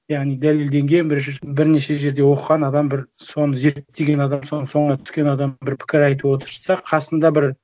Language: Kazakh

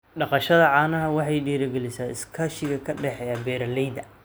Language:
Somali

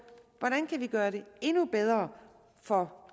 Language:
Danish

